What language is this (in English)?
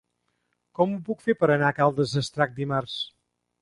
Catalan